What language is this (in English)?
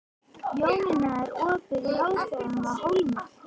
Icelandic